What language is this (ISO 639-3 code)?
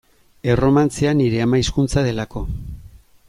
eus